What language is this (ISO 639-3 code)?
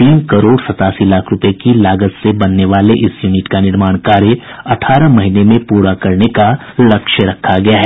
hin